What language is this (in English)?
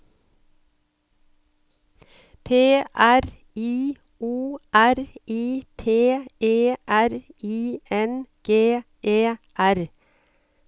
Norwegian